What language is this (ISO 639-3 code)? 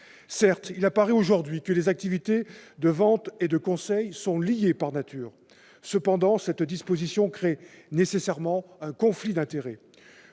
fra